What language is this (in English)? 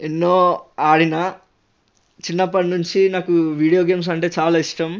Telugu